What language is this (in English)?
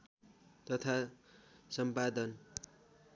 Nepali